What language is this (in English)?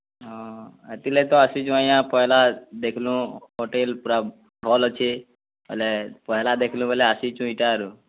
Odia